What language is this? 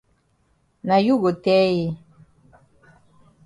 Cameroon Pidgin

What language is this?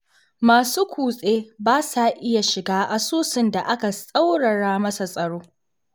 Hausa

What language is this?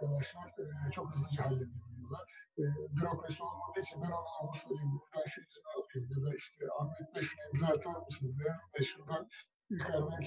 Turkish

